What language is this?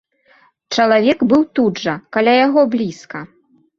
Belarusian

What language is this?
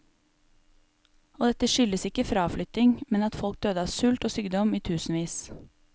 Norwegian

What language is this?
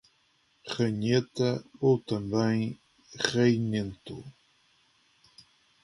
Portuguese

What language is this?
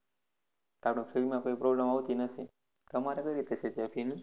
Gujarati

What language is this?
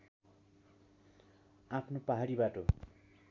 Nepali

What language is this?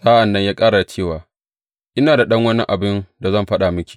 Hausa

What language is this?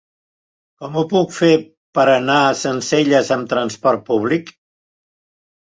Catalan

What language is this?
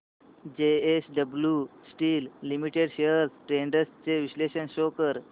Marathi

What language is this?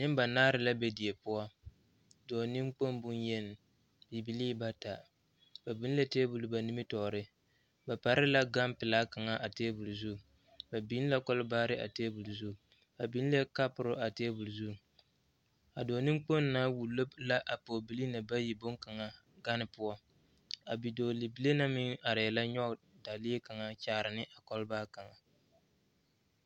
Southern Dagaare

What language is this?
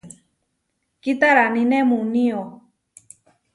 Huarijio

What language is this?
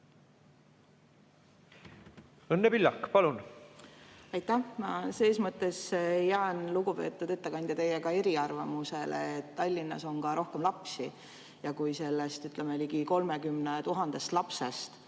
Estonian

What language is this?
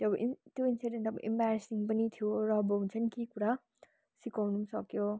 Nepali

